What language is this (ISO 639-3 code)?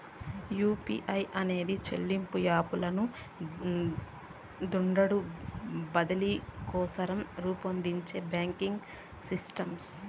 tel